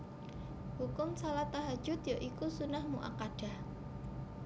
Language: Javanese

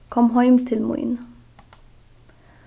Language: Faroese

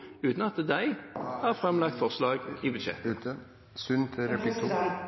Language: Norwegian Bokmål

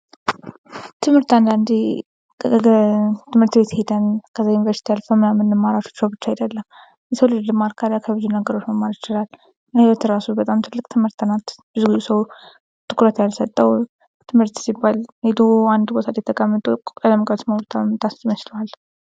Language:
Amharic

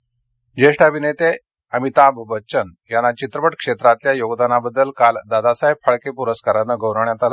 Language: Marathi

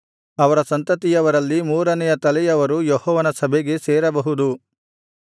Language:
Kannada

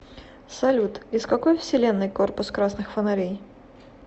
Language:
Russian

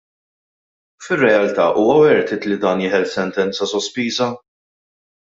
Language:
Maltese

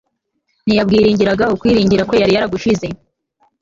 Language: Kinyarwanda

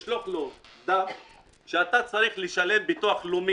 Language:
Hebrew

